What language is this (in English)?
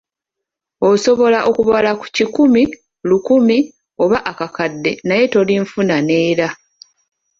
Ganda